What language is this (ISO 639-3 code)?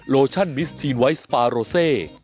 tha